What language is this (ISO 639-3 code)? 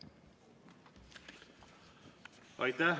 est